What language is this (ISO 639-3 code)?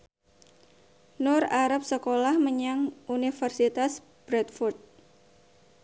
jav